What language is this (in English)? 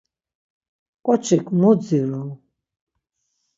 Laz